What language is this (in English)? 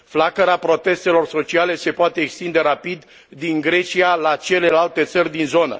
Romanian